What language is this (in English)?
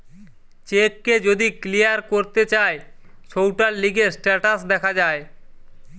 Bangla